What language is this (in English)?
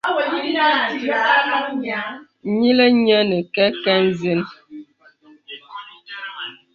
Bebele